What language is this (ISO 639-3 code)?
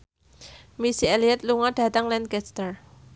jav